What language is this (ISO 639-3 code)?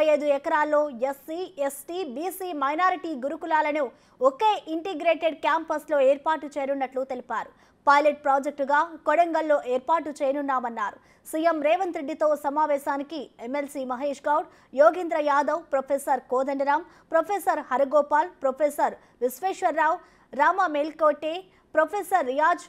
tel